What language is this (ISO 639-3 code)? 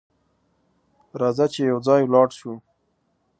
pus